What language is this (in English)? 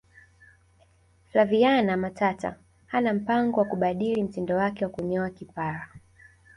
Swahili